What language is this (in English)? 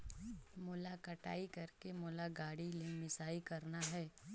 Chhattisgarhi